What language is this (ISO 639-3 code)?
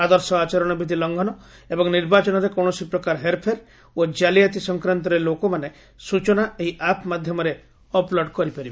ori